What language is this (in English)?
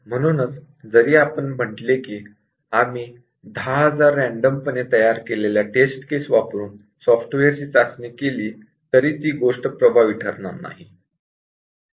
Marathi